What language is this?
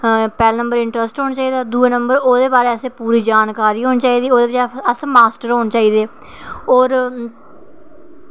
Dogri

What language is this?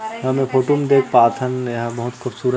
Chhattisgarhi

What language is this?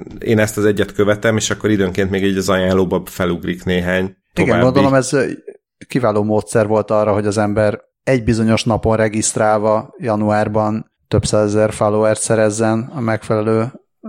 Hungarian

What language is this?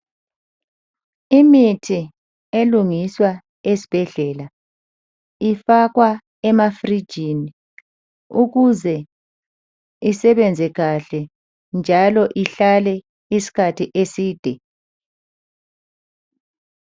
North Ndebele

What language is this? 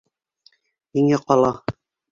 Bashkir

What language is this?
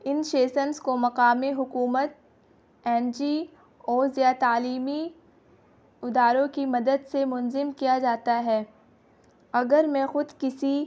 Urdu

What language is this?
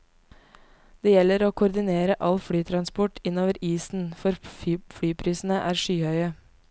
Norwegian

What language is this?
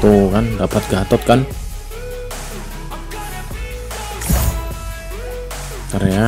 Indonesian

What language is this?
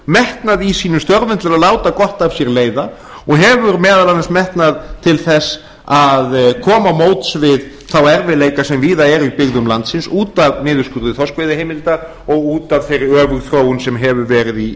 Icelandic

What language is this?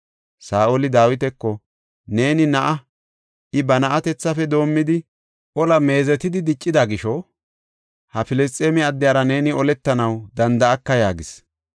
Gofa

